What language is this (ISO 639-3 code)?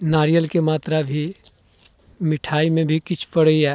mai